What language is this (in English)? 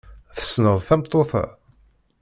Kabyle